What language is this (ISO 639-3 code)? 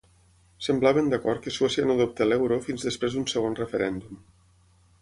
cat